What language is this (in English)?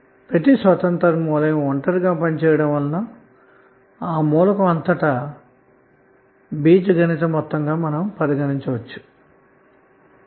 Telugu